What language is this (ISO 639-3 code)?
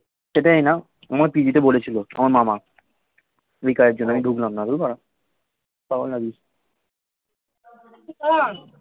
ben